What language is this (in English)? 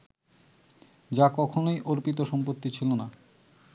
Bangla